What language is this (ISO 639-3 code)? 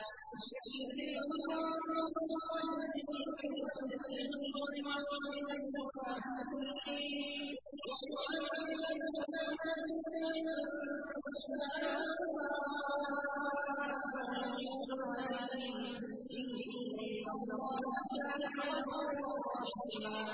ara